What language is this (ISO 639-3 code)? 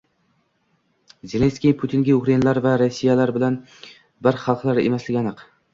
uzb